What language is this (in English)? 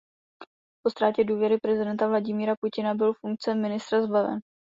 Czech